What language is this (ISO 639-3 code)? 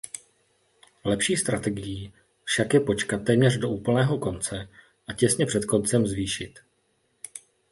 ces